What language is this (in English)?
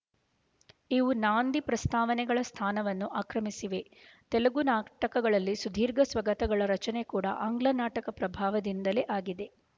Kannada